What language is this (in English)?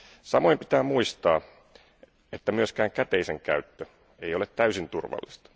Finnish